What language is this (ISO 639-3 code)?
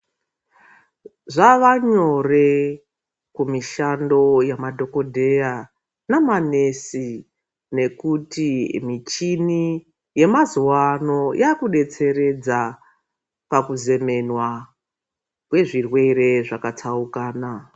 ndc